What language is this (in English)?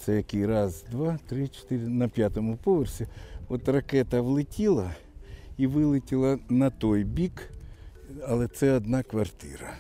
Ukrainian